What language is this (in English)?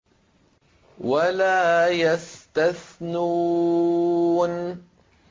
Arabic